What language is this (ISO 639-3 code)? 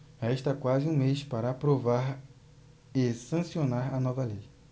por